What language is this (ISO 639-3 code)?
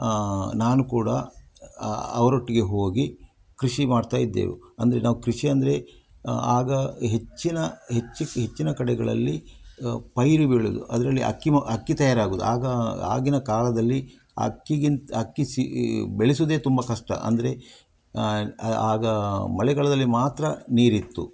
kan